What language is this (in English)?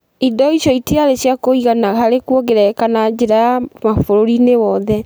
Kikuyu